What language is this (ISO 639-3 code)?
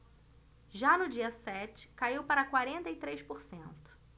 por